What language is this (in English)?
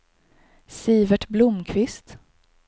Swedish